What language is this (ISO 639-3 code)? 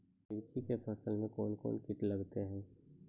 mai